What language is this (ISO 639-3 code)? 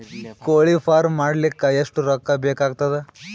kan